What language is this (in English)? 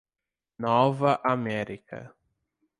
Portuguese